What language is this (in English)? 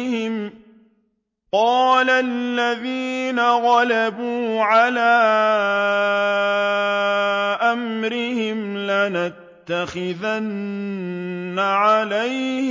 Arabic